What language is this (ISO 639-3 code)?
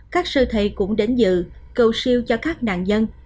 vie